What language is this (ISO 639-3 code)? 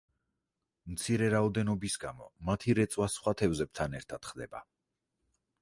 kat